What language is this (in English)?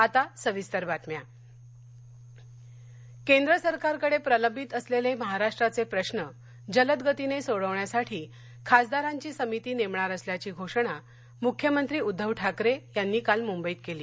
Marathi